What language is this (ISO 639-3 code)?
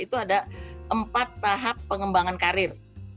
ind